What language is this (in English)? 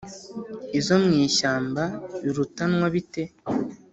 Kinyarwanda